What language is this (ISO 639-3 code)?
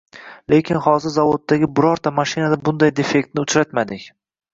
uzb